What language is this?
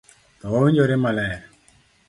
Luo (Kenya and Tanzania)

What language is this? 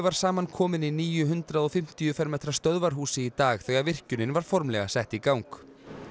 Icelandic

